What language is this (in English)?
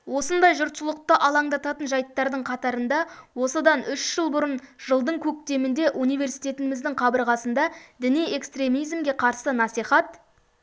Kazakh